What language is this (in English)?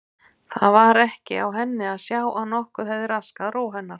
Icelandic